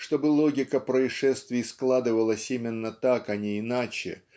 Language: Russian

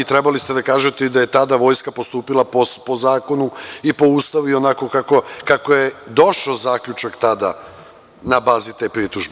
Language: Serbian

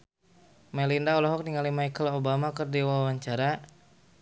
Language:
Sundanese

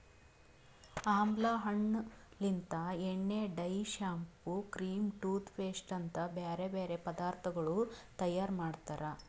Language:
Kannada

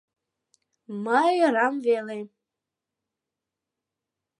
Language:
Mari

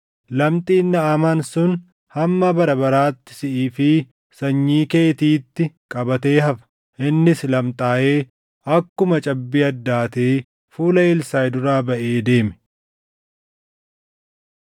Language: Oromo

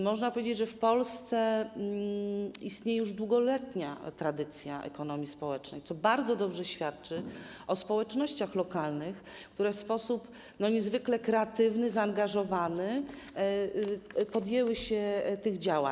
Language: Polish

